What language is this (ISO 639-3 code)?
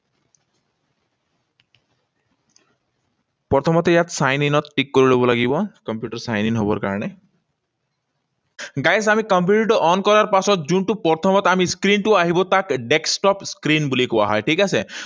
asm